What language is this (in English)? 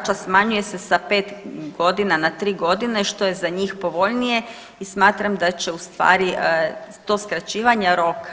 Croatian